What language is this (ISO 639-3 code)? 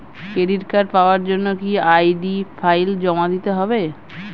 ben